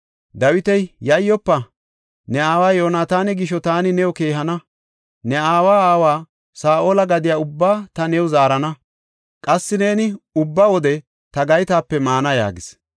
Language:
Gofa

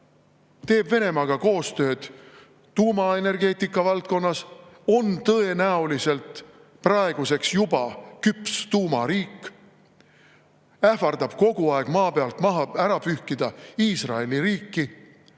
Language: Estonian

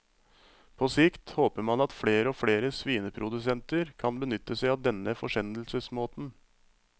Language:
Norwegian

